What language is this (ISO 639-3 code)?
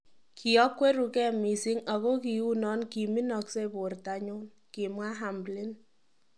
kln